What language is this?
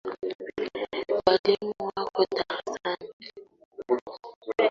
Swahili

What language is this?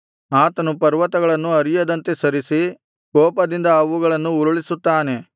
Kannada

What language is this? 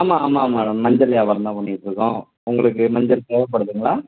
Tamil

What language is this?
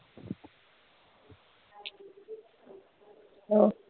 Punjabi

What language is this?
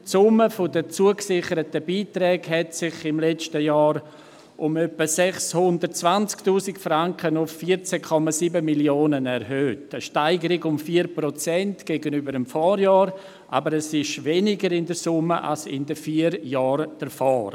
Swiss German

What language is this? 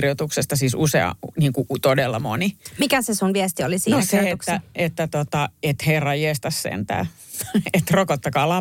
Finnish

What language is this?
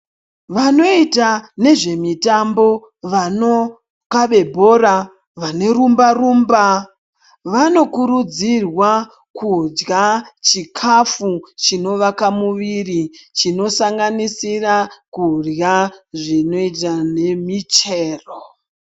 Ndau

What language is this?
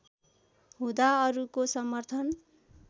Nepali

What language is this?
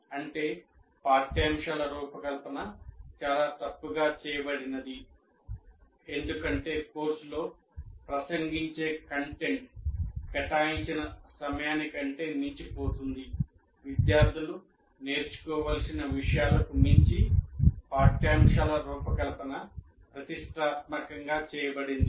Telugu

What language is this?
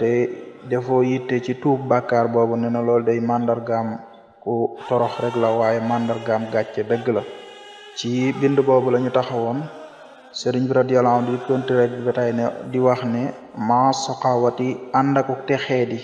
Arabic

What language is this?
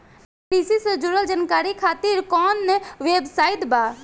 Bhojpuri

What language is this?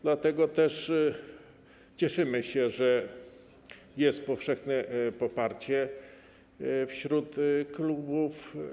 Polish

